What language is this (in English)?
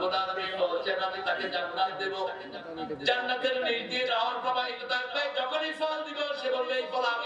Indonesian